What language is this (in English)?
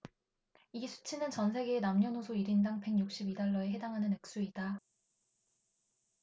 Korean